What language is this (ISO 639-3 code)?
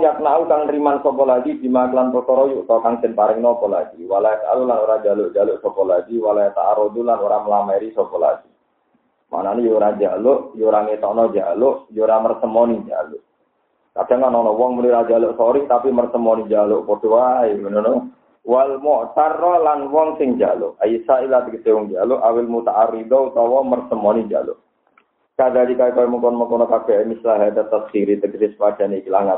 ind